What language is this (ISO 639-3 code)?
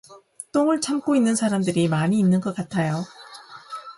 kor